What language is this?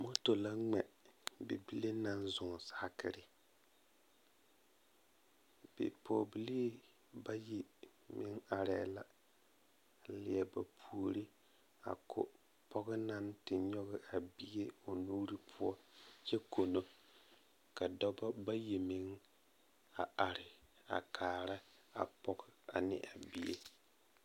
Southern Dagaare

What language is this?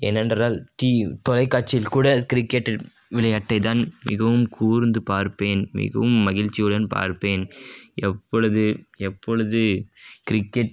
Tamil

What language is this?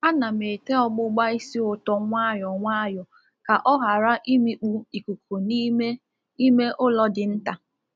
Igbo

